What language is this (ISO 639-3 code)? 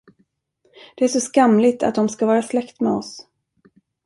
swe